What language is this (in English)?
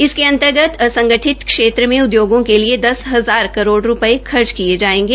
Hindi